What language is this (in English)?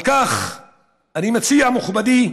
Hebrew